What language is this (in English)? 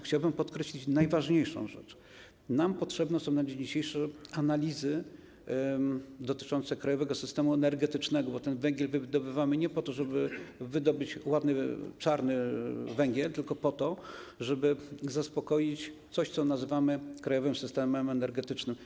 Polish